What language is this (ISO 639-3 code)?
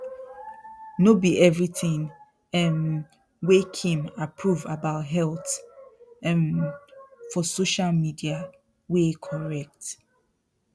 pcm